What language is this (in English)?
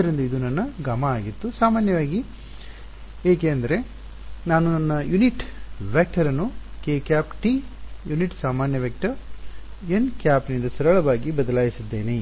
Kannada